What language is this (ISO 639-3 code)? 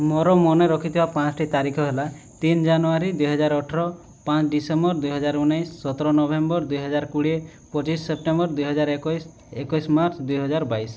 ori